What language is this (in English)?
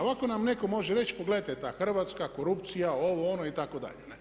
Croatian